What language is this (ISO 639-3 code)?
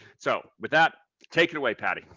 eng